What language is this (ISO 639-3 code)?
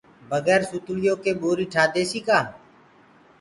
ggg